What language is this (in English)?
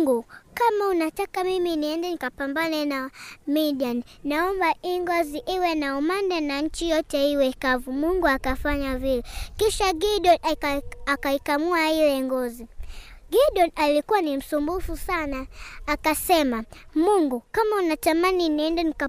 Swahili